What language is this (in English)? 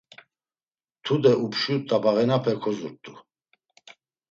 Laz